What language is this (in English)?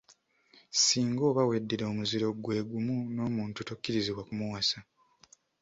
Ganda